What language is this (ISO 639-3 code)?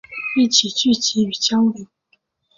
zho